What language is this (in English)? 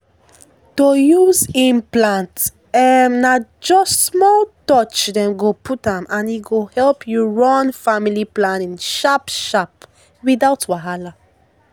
Nigerian Pidgin